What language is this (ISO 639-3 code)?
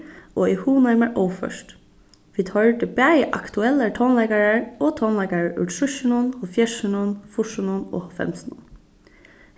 fao